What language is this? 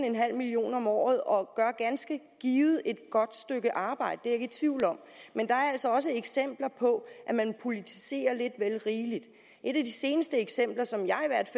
Danish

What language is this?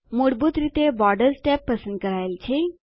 Gujarati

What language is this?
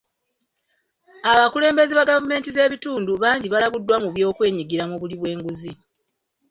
Ganda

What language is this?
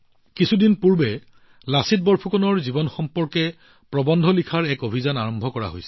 Assamese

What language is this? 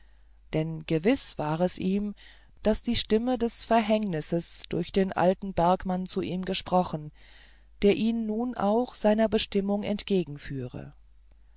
German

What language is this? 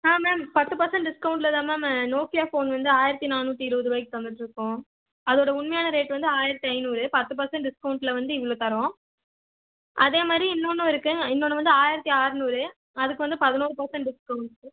Tamil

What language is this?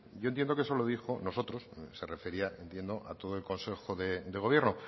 Spanish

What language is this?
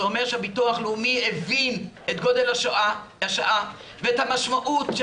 Hebrew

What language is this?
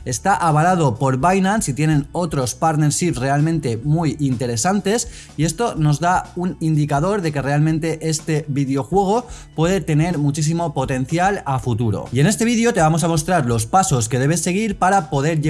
Spanish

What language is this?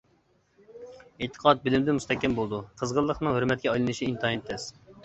Uyghur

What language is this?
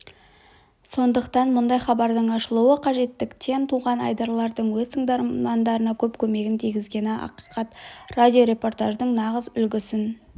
Kazakh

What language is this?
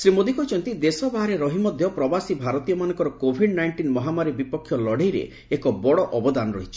Odia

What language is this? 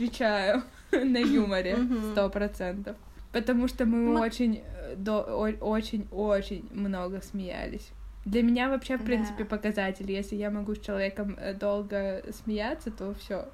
Russian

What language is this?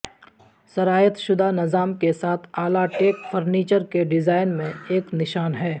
Urdu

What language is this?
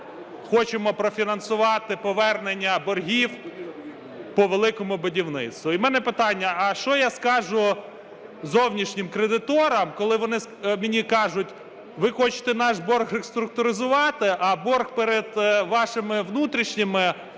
Ukrainian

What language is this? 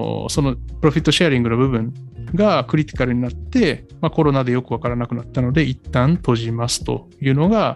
Japanese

